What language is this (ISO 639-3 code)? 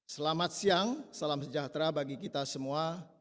ind